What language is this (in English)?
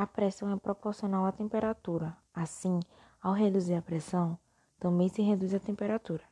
Portuguese